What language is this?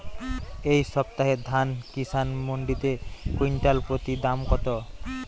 Bangla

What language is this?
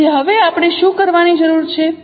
Gujarati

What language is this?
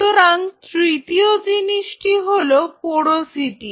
Bangla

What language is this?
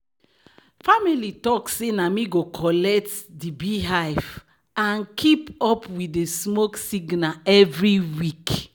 Nigerian Pidgin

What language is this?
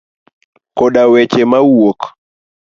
Luo (Kenya and Tanzania)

